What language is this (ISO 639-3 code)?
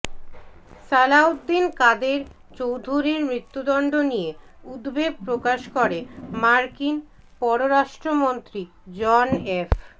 ben